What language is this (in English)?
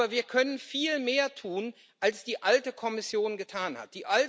German